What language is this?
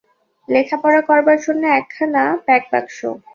Bangla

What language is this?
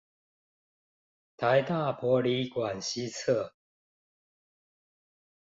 Chinese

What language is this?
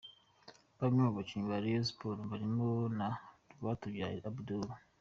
Kinyarwanda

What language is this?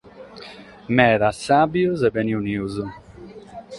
Sardinian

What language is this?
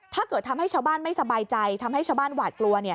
Thai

